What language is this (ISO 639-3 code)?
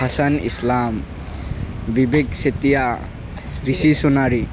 asm